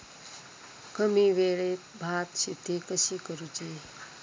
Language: Marathi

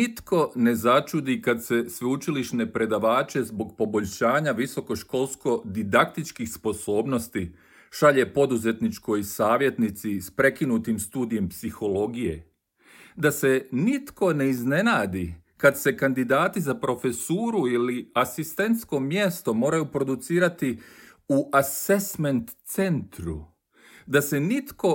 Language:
Croatian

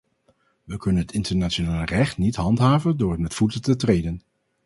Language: Dutch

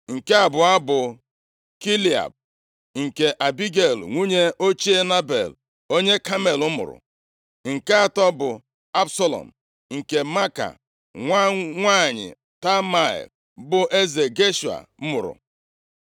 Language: Igbo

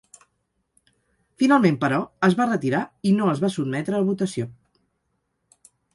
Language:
Catalan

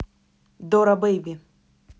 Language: Russian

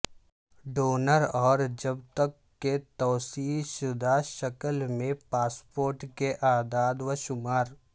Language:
Urdu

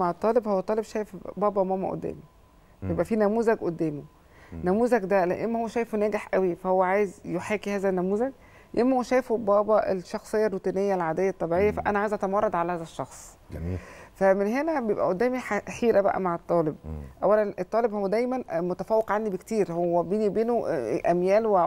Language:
Arabic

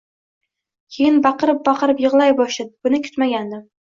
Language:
Uzbek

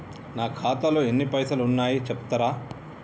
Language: Telugu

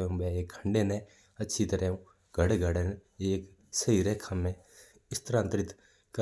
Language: Mewari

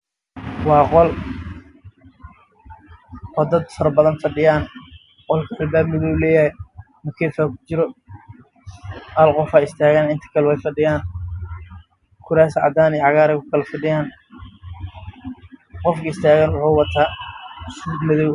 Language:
Somali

